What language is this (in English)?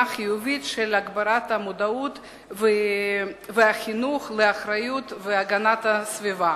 Hebrew